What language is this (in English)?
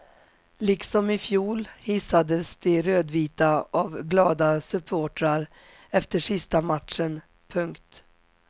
Swedish